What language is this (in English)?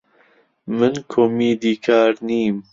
Central Kurdish